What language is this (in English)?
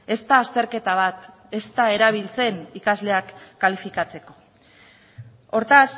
Basque